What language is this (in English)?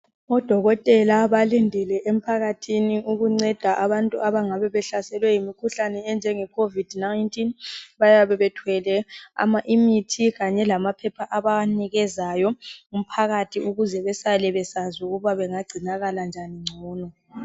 North Ndebele